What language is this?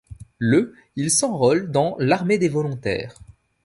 French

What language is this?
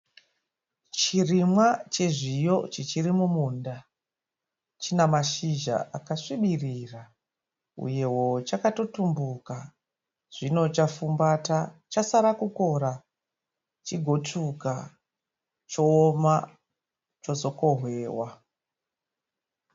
Shona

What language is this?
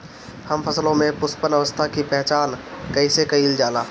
Bhojpuri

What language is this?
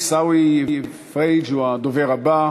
Hebrew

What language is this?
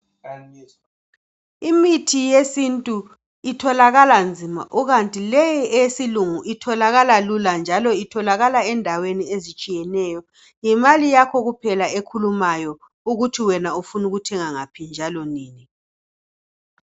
North Ndebele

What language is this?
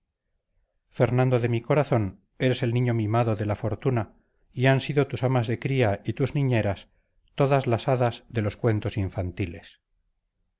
Spanish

